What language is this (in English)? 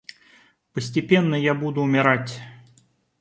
Russian